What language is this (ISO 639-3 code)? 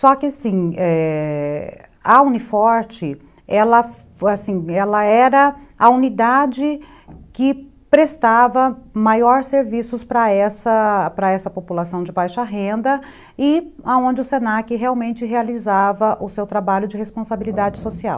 por